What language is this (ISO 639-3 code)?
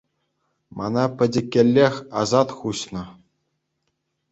chv